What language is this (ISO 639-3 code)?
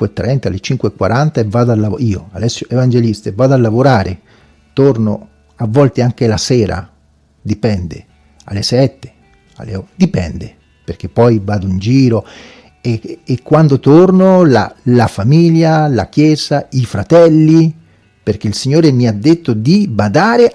ita